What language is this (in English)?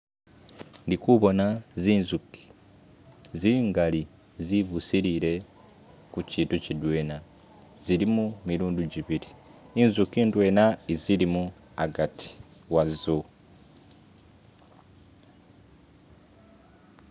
Masaaba